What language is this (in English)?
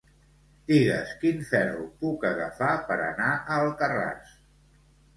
Catalan